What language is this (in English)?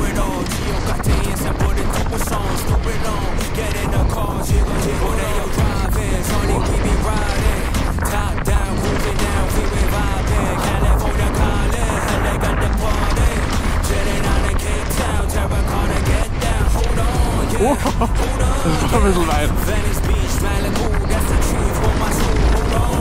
German